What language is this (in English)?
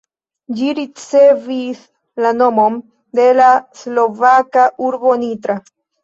Esperanto